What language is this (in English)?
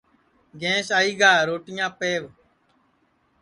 Sansi